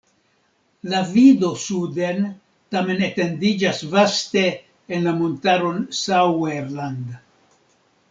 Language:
Esperanto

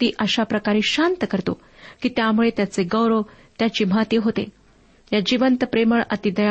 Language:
Marathi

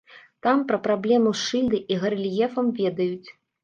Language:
Belarusian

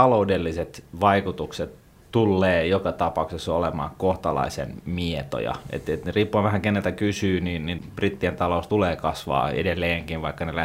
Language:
Finnish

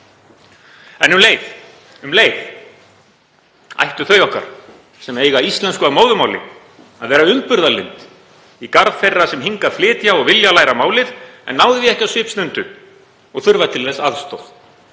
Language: Icelandic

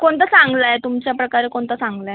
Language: Marathi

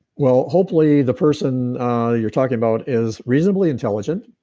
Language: English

